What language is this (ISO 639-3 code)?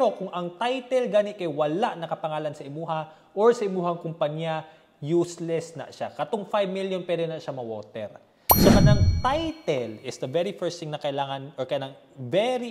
fil